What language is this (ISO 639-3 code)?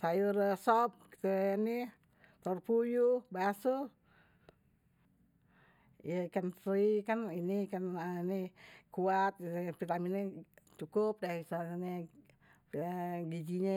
bew